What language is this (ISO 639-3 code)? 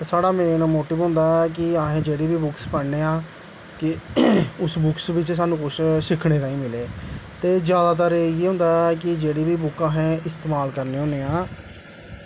doi